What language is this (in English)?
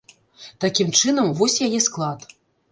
Belarusian